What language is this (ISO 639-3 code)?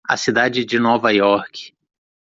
por